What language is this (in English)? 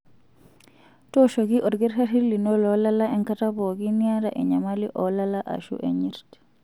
Masai